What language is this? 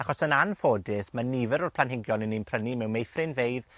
Welsh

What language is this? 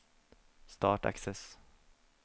Norwegian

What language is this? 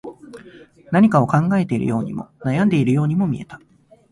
Japanese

